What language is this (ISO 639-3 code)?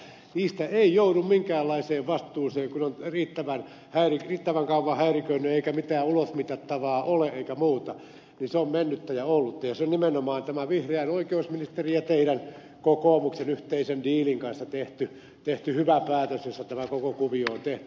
fin